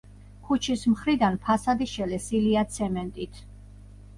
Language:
Georgian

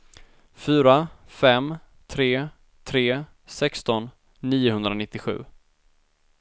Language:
Swedish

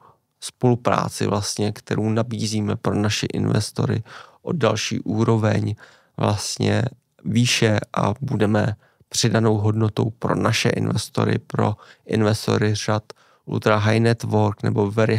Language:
Czech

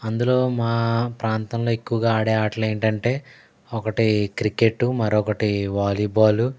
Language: Telugu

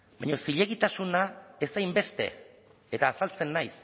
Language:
Basque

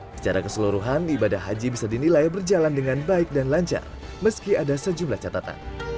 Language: Indonesian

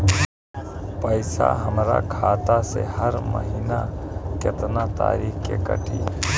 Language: Bhojpuri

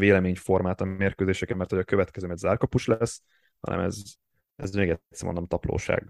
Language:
Hungarian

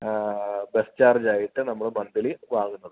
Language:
Malayalam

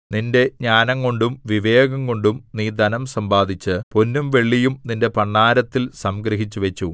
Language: Malayalam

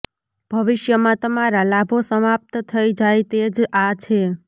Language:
Gujarati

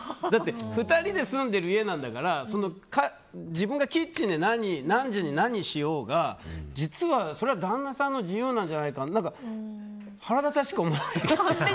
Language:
Japanese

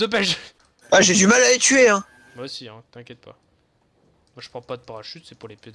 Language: French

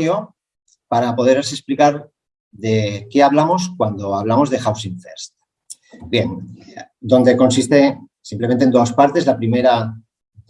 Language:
Spanish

